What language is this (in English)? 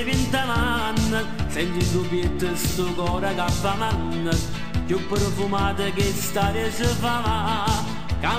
Romanian